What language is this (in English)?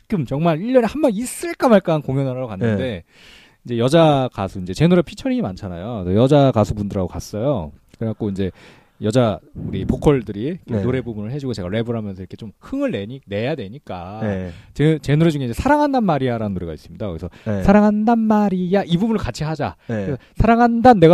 Korean